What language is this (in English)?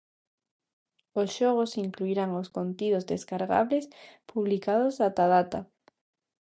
Galician